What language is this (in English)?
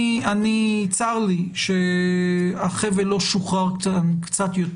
Hebrew